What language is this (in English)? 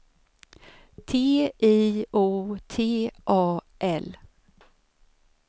Swedish